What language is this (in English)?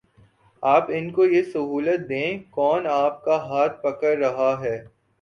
Urdu